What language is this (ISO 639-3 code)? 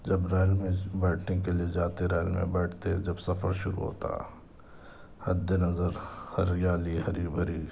urd